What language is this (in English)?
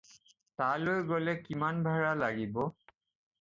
Assamese